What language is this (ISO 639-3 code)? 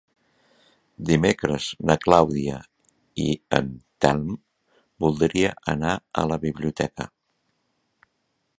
cat